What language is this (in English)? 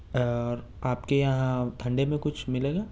Urdu